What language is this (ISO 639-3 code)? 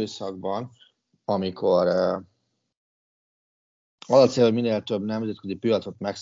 hun